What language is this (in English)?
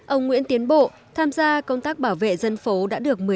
Vietnamese